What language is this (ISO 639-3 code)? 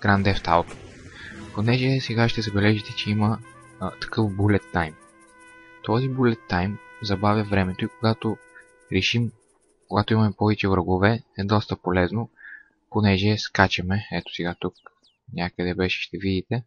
bul